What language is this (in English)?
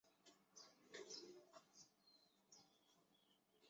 Chinese